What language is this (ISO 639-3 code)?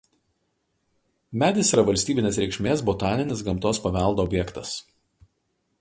lit